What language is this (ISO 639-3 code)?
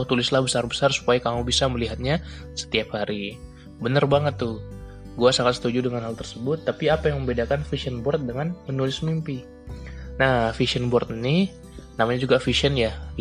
ind